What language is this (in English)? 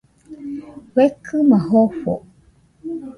Nüpode Huitoto